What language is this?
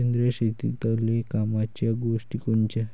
Marathi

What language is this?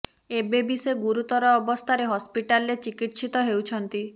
Odia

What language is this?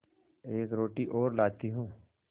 Hindi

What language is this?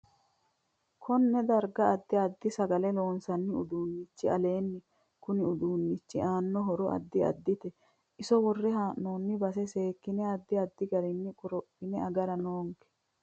Sidamo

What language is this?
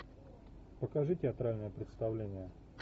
Russian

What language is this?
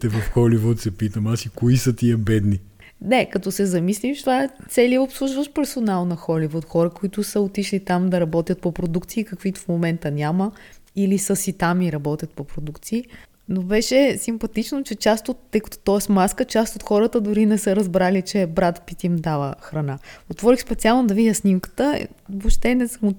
Bulgarian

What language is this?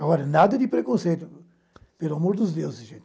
Portuguese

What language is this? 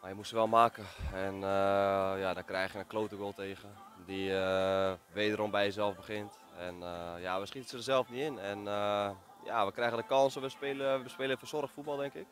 Dutch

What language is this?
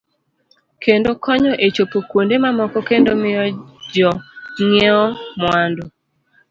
Luo (Kenya and Tanzania)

